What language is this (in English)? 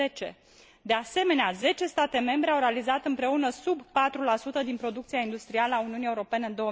Romanian